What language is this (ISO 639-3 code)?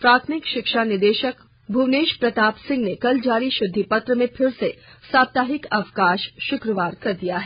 hin